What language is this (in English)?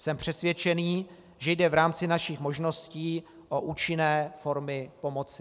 Czech